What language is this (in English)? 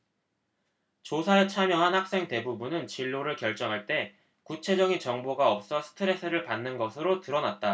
Korean